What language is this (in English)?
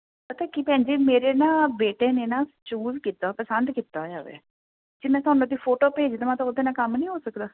Punjabi